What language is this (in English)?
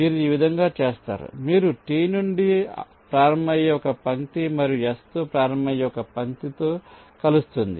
Telugu